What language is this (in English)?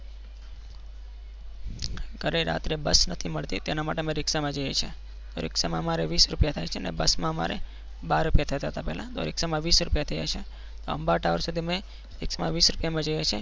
Gujarati